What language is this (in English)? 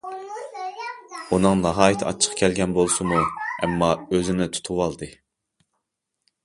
Uyghur